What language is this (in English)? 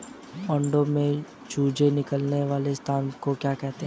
Hindi